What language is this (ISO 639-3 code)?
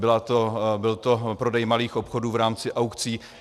ces